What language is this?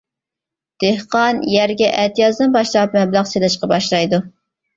Uyghur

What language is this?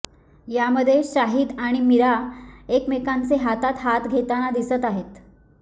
Marathi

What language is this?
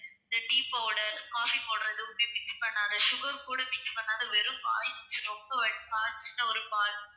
Tamil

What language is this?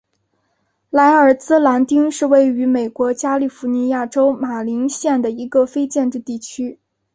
Chinese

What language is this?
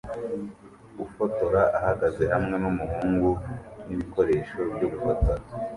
Kinyarwanda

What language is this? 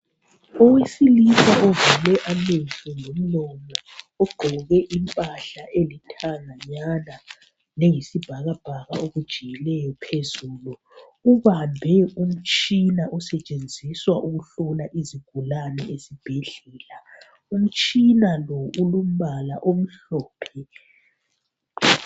North Ndebele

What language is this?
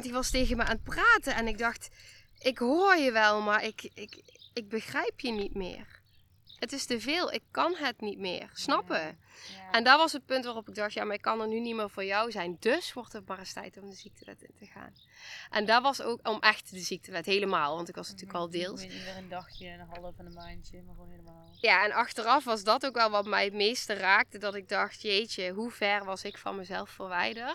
Dutch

